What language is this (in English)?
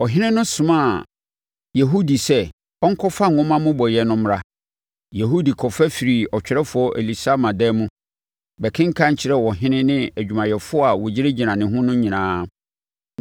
Akan